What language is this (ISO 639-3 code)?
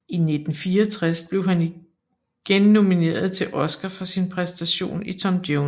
dan